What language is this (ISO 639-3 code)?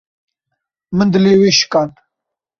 kur